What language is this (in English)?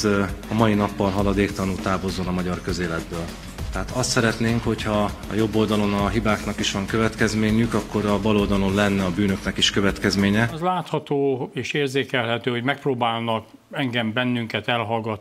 Hungarian